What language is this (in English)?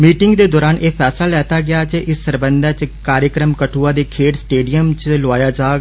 Dogri